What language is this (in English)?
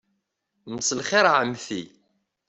Kabyle